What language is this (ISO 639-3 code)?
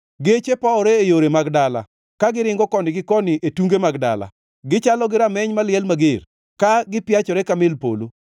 luo